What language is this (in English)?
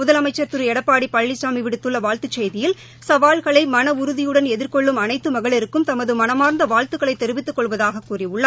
Tamil